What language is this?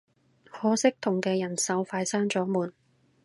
Cantonese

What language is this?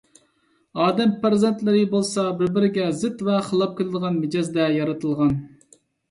Uyghur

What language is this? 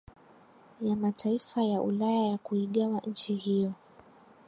Swahili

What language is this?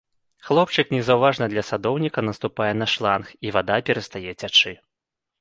Belarusian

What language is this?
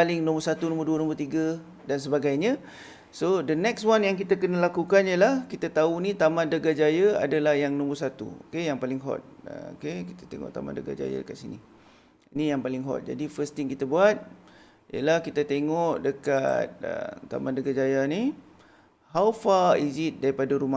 Malay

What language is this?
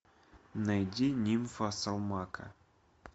Russian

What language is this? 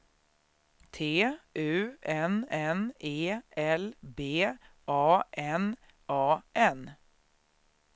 Swedish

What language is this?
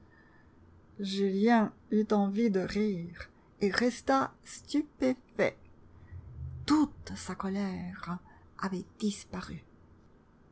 French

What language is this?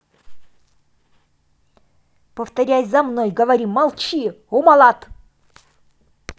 Russian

